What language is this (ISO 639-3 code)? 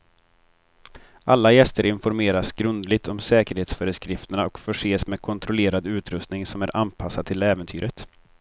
swe